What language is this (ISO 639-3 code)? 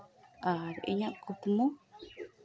sat